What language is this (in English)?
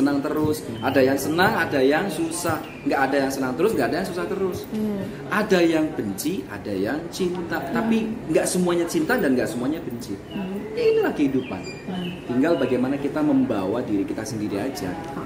Indonesian